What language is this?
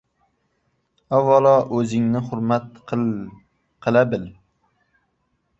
Uzbek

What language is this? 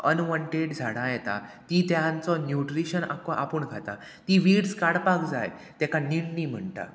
Konkani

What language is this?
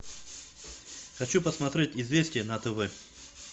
Russian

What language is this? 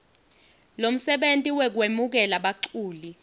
Swati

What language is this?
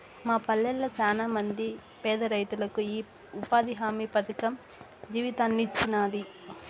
Telugu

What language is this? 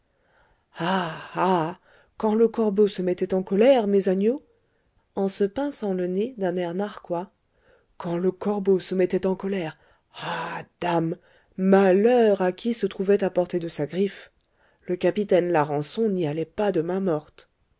French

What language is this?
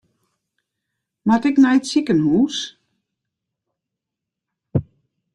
Western Frisian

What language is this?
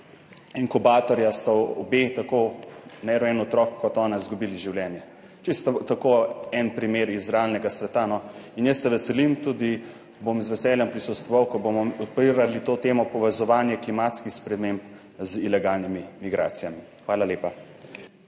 Slovenian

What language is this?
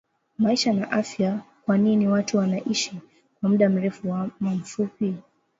Swahili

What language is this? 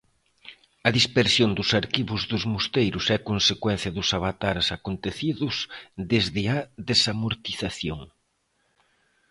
Galician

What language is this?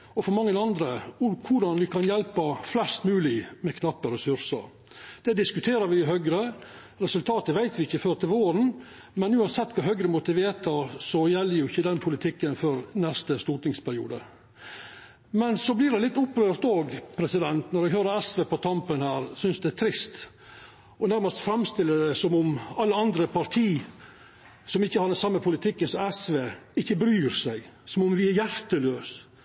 Norwegian Nynorsk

